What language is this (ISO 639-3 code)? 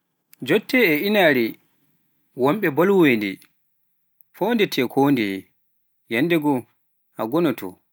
fuf